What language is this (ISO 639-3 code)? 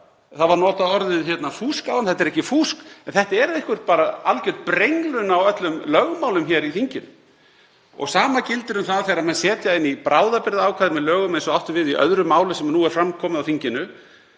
isl